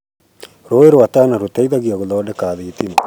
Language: Kikuyu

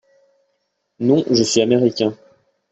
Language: French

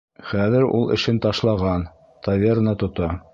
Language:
Bashkir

